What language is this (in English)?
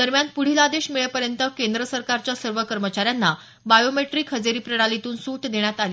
Marathi